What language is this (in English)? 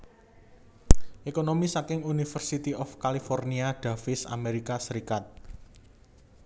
Javanese